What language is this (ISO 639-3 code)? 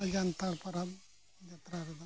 sat